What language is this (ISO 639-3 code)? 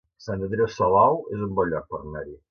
cat